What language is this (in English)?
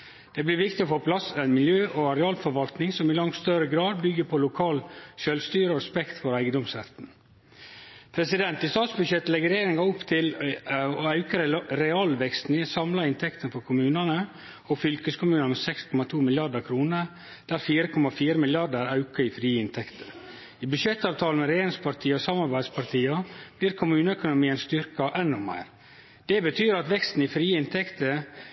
Norwegian Nynorsk